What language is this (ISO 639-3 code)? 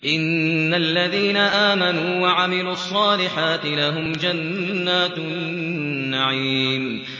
ara